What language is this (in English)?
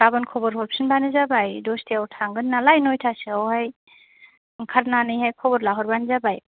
Bodo